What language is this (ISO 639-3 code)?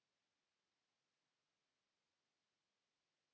fin